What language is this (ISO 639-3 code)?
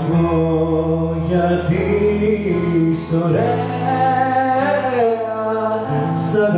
ell